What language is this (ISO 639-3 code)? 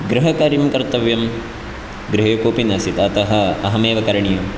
san